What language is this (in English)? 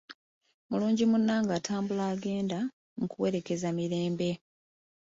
Ganda